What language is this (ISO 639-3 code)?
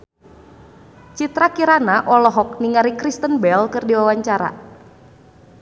sun